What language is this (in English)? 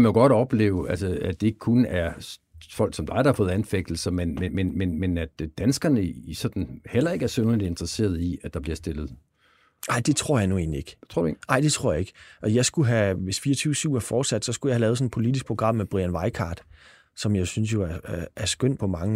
Danish